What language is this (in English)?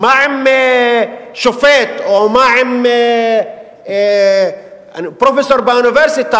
Hebrew